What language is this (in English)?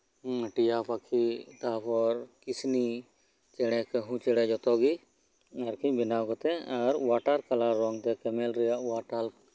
Santali